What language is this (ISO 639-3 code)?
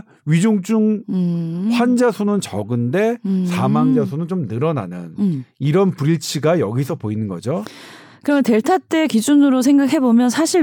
kor